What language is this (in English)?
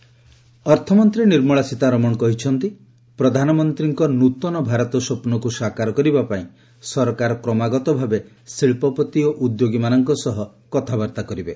Odia